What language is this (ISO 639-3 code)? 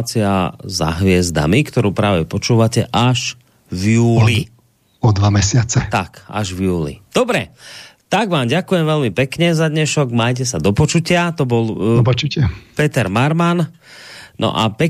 slk